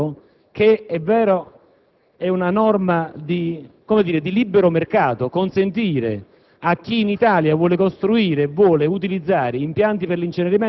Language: Italian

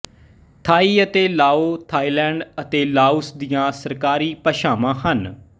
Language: Punjabi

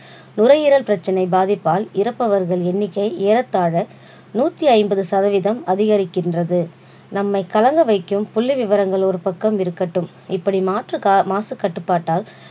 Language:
Tamil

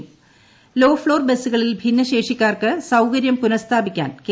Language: Malayalam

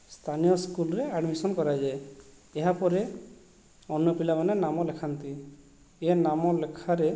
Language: Odia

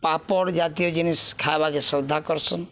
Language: Odia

